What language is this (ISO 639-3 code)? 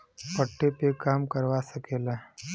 bho